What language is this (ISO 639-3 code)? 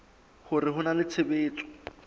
sot